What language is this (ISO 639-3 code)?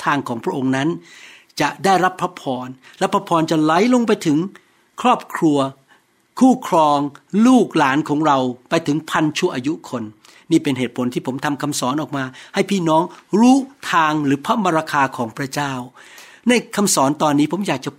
tha